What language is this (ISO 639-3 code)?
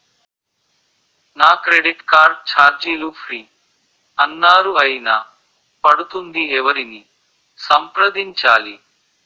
tel